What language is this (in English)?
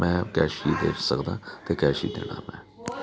Punjabi